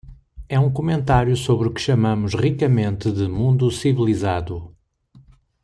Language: Portuguese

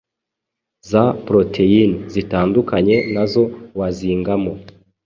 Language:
Kinyarwanda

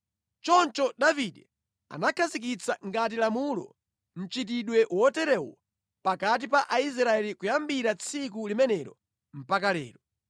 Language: Nyanja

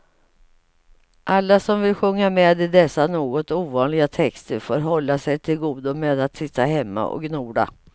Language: Swedish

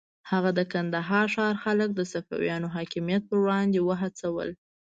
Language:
Pashto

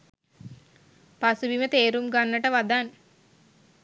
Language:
Sinhala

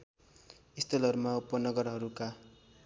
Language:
Nepali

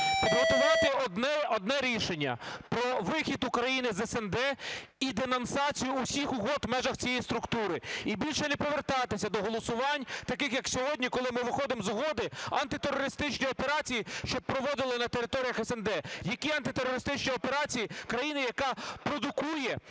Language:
Ukrainian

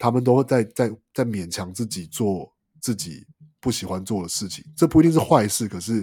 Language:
Chinese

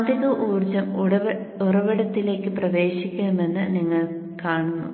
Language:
Malayalam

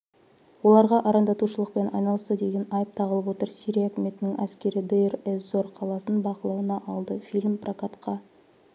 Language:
Kazakh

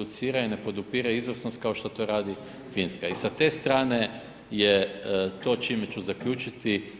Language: Croatian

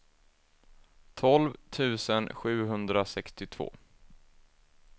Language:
Swedish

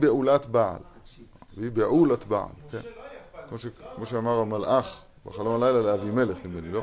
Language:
Hebrew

